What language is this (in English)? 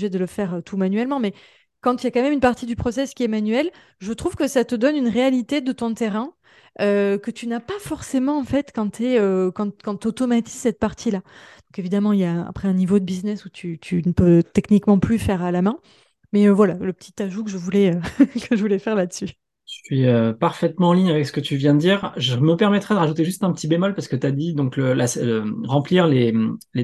French